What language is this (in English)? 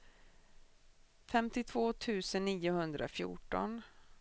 Swedish